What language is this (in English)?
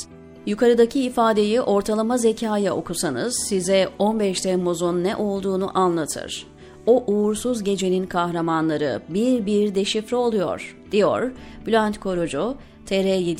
Turkish